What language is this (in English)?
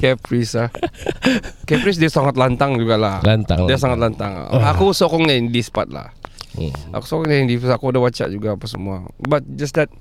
Malay